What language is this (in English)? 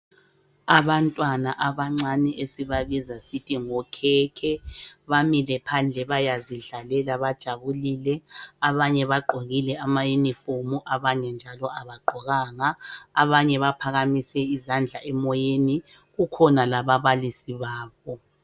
North Ndebele